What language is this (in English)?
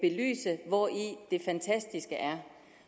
Danish